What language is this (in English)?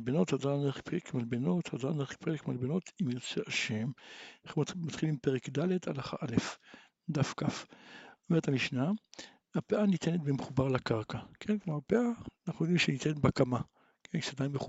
Hebrew